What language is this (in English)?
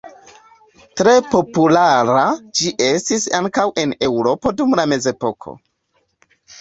Esperanto